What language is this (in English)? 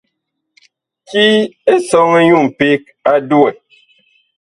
Bakoko